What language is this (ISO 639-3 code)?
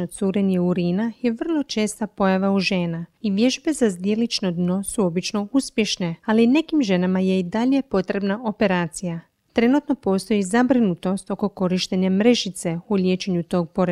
hrv